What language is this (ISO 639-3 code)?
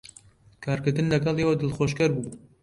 ckb